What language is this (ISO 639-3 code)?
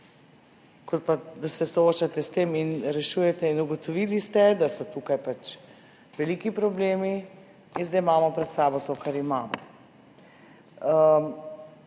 slv